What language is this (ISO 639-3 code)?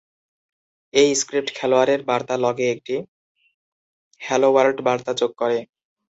ben